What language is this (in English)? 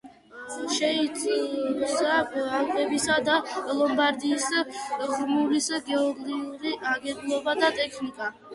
Georgian